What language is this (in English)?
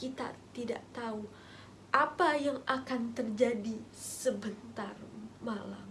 Indonesian